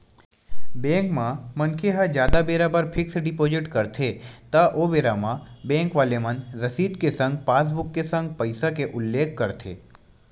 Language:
Chhattisgarhi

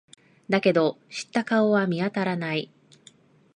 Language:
Japanese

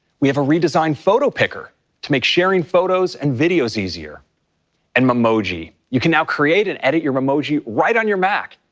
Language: English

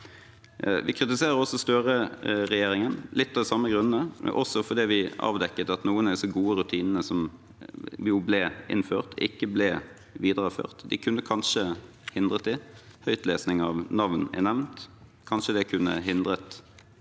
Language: Norwegian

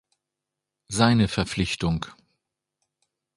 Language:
German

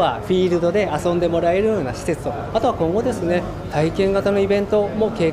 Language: Japanese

